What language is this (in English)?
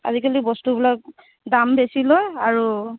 Assamese